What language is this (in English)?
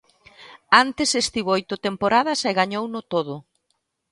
Galician